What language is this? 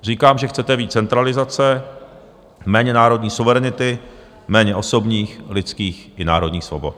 Czech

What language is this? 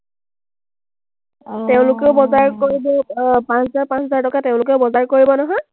Assamese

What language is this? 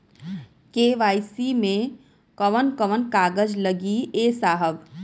Bhojpuri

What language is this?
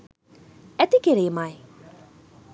Sinhala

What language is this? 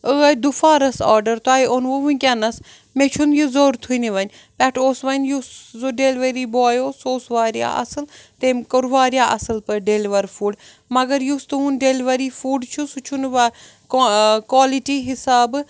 Kashmiri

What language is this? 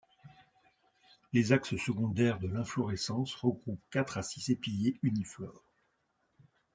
French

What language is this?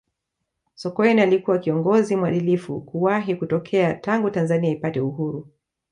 Swahili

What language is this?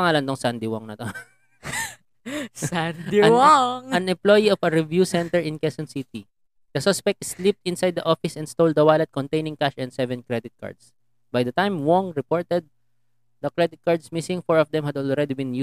Filipino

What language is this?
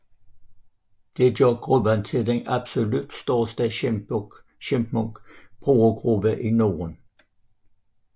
Danish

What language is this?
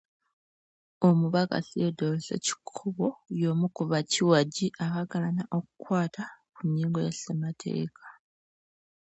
Ganda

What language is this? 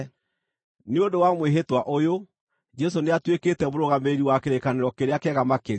Kikuyu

